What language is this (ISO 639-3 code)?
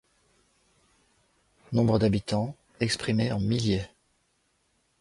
fra